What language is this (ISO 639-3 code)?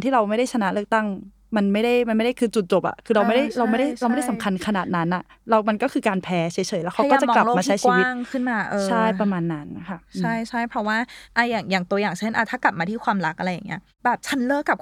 tha